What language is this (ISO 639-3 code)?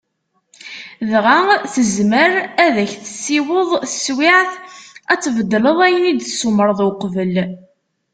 kab